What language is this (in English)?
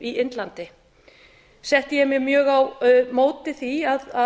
Icelandic